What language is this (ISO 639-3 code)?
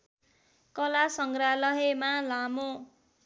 nep